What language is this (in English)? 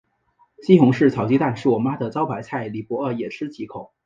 Chinese